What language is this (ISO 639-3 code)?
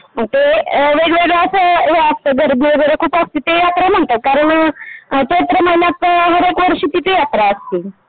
mar